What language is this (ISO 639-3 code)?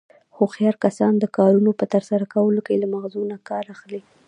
pus